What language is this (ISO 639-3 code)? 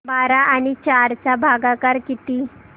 mar